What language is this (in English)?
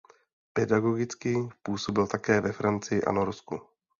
Czech